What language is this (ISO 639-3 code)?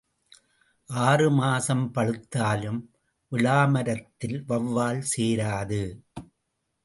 tam